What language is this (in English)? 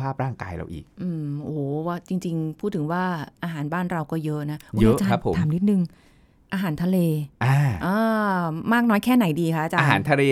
Thai